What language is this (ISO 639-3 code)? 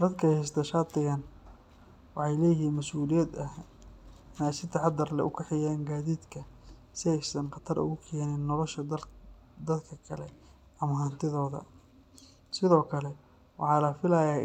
som